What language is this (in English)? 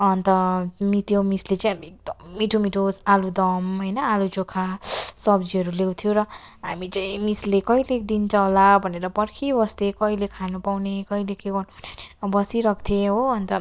Nepali